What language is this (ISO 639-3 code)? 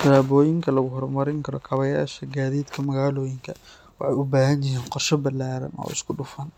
som